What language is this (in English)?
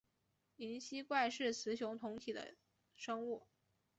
Chinese